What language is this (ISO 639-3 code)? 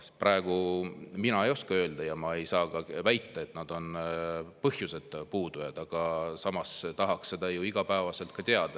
est